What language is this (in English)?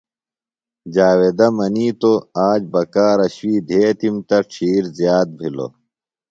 Phalura